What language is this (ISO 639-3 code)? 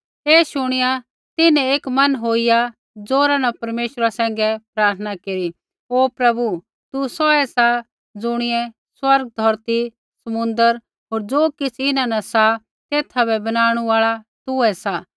kfx